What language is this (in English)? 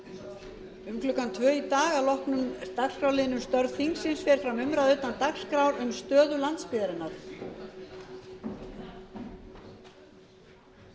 Icelandic